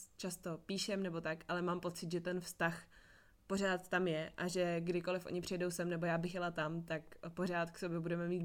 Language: Czech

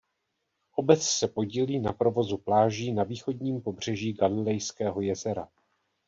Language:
Czech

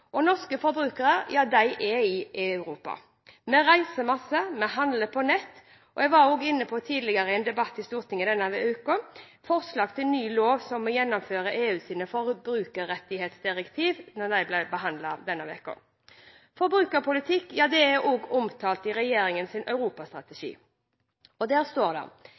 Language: Norwegian Bokmål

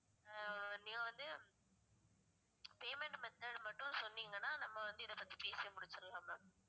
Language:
Tamil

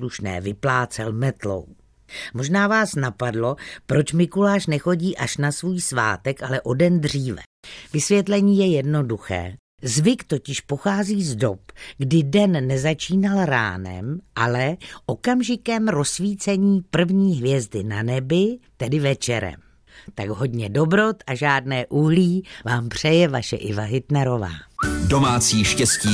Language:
Czech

